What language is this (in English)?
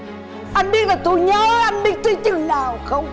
Vietnamese